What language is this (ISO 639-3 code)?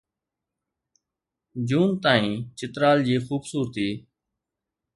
snd